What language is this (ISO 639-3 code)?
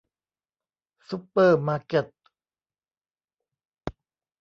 tha